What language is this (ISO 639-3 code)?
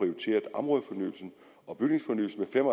dan